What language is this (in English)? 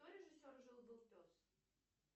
Russian